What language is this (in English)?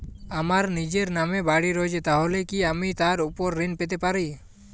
Bangla